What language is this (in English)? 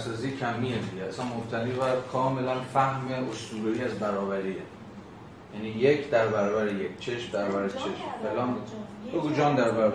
Persian